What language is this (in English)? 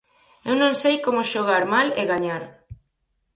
Galician